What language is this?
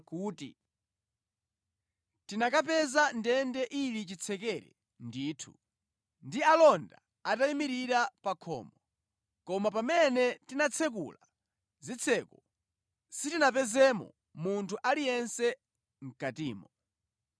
Nyanja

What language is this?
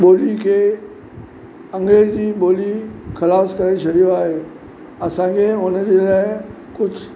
Sindhi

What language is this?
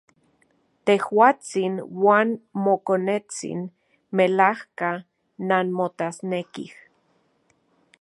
Central Puebla Nahuatl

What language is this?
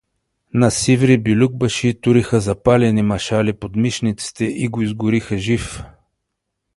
Bulgarian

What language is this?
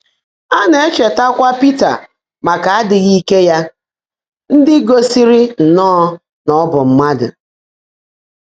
Igbo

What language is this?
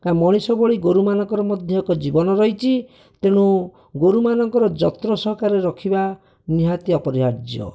Odia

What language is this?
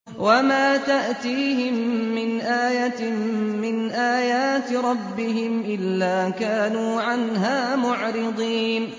Arabic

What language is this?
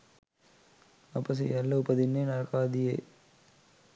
Sinhala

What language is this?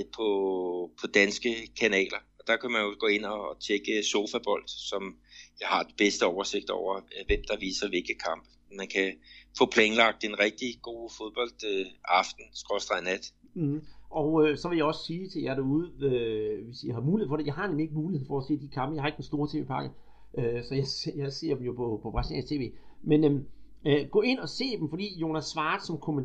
Danish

